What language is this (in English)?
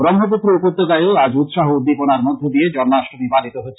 Bangla